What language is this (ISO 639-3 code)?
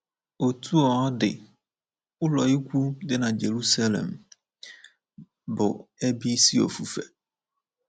ibo